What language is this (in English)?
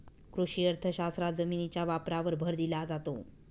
Marathi